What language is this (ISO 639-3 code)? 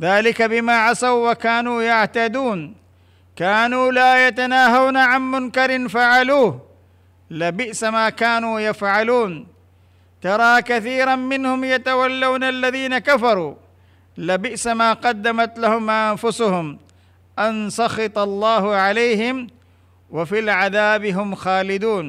hin